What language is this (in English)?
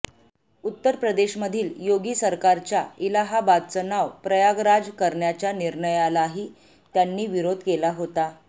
Marathi